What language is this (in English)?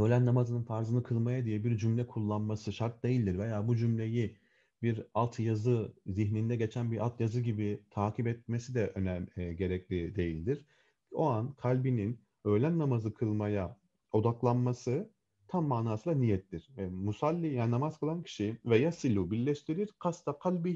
Turkish